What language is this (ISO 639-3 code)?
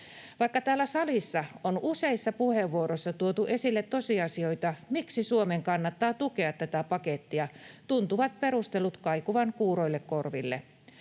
fin